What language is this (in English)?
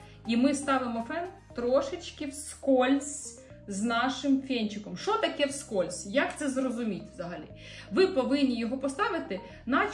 Ukrainian